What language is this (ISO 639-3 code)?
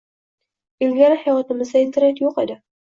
uzb